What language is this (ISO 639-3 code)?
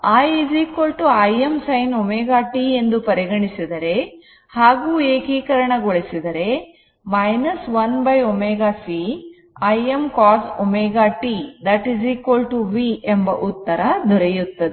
kan